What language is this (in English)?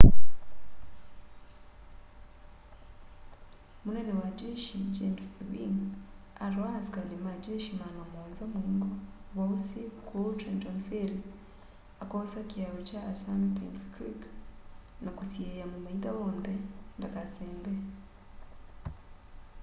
Kamba